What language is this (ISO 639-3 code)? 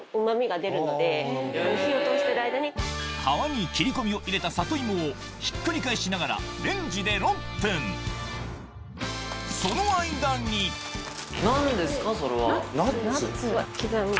jpn